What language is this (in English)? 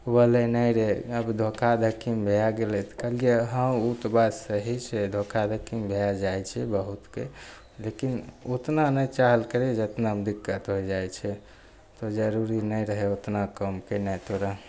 Maithili